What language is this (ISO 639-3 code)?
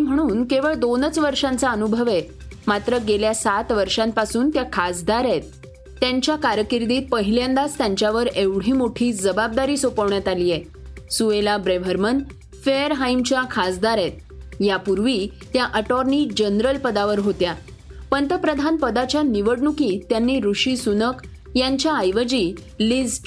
mar